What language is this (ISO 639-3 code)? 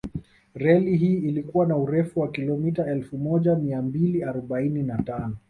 swa